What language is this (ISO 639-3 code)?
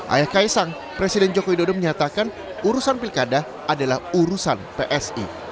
ind